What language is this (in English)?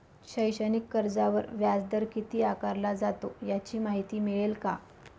Marathi